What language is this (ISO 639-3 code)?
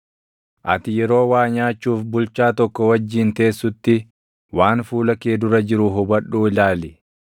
orm